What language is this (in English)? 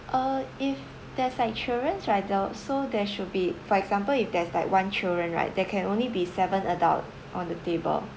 English